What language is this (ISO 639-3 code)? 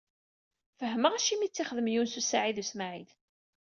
kab